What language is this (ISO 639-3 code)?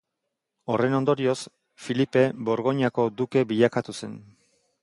eus